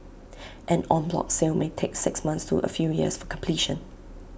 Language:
English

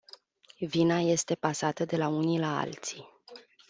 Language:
Romanian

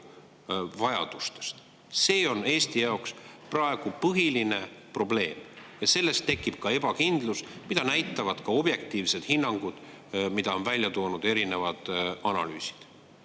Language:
Estonian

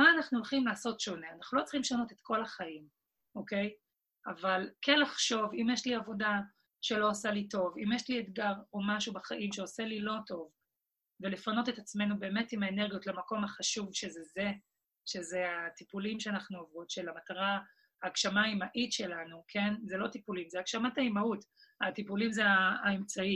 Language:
Hebrew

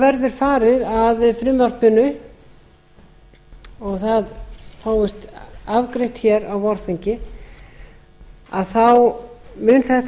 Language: Icelandic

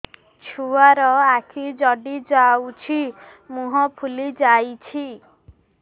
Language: Odia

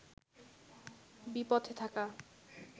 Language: Bangla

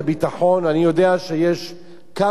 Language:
Hebrew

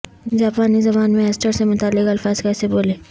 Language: Urdu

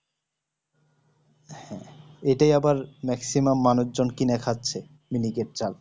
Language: Bangla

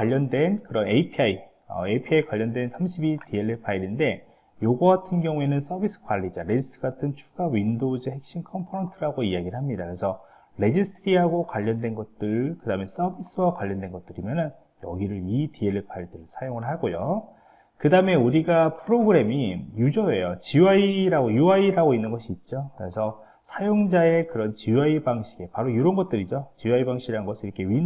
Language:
Korean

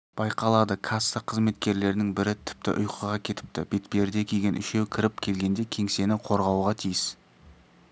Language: Kazakh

